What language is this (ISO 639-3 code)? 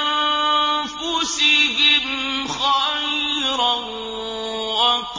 ara